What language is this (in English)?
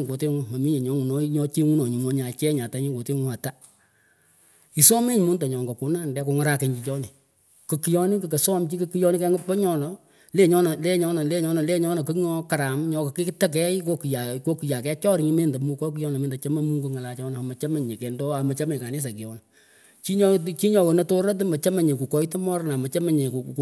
Pökoot